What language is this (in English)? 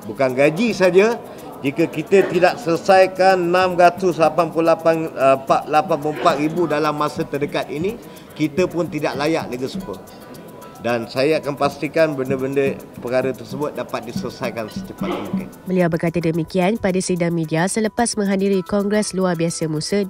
Malay